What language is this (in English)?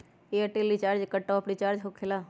Magahi